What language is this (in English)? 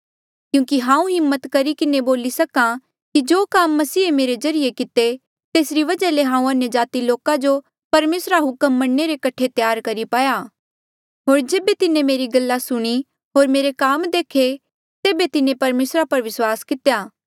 Mandeali